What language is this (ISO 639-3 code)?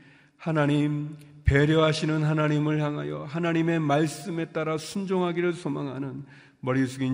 kor